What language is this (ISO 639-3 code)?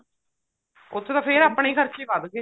pan